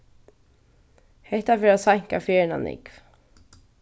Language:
Faroese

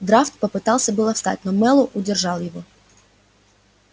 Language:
Russian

